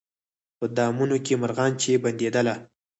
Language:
Pashto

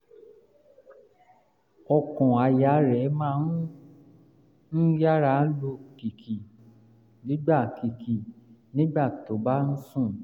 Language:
Yoruba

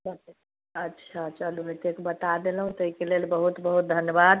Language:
Maithili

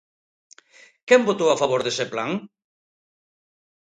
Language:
Galician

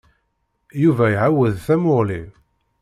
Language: Kabyle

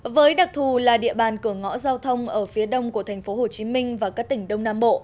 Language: Vietnamese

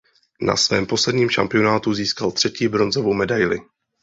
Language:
Czech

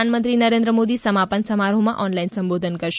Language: Gujarati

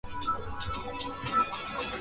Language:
Swahili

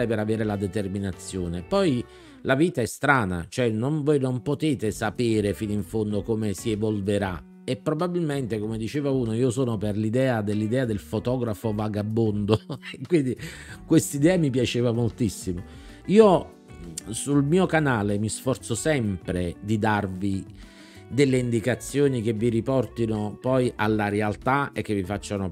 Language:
Italian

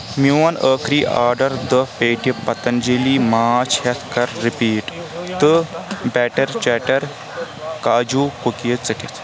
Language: Kashmiri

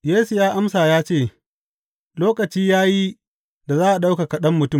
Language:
Hausa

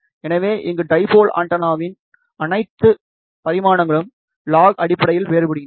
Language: Tamil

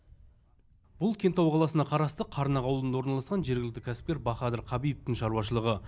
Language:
Kazakh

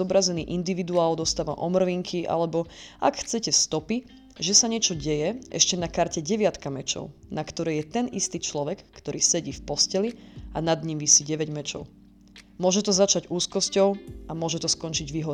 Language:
Slovak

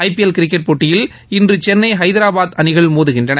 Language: Tamil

